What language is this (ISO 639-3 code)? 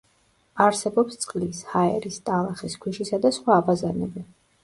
kat